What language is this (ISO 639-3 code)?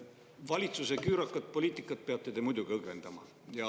est